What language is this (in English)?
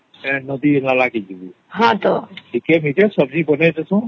Odia